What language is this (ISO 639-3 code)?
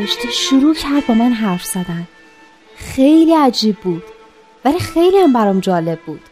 fas